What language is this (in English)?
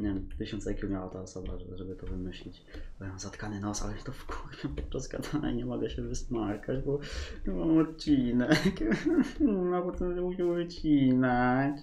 Polish